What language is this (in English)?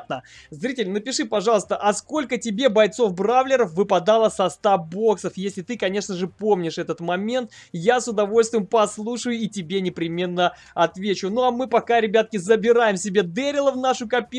Russian